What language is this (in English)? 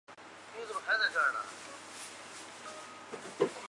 Chinese